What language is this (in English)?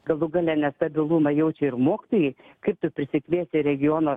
Lithuanian